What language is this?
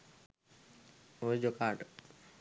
Sinhala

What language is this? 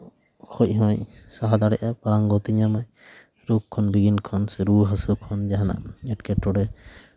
Santali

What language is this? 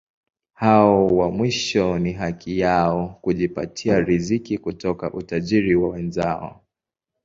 Swahili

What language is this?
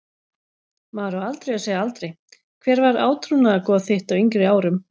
Icelandic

